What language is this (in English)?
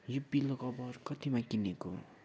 Nepali